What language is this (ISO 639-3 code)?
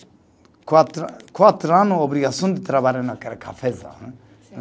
por